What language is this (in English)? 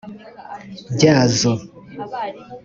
Kinyarwanda